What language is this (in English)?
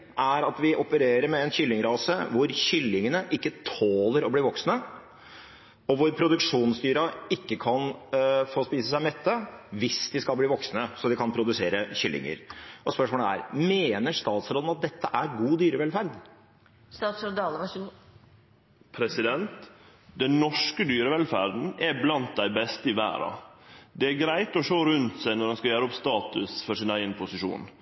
Norwegian